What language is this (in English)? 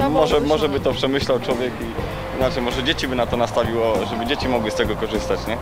Polish